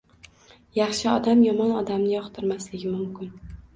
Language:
Uzbek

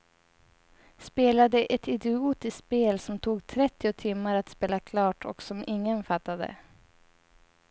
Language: Swedish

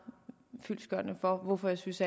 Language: Danish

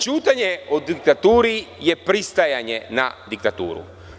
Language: Serbian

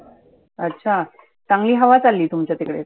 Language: Marathi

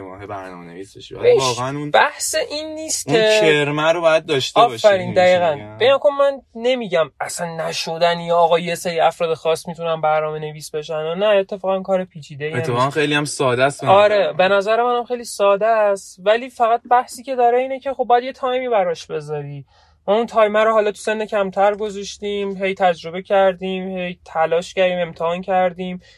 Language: Persian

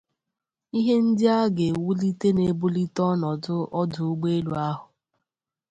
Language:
Igbo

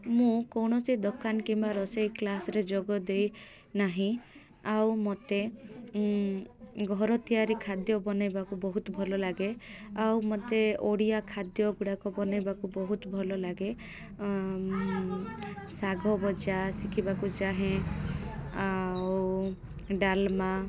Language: Odia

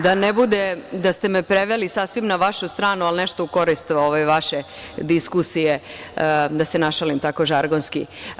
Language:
Serbian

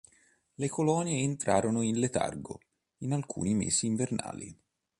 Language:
Italian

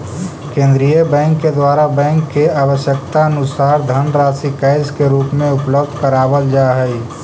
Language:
Magahi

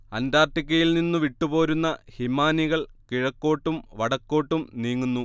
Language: Malayalam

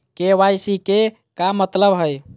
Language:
Magahi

